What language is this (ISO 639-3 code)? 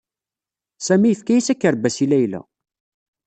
kab